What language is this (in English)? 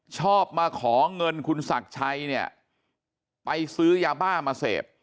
Thai